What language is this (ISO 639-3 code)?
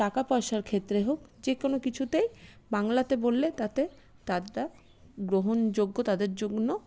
ben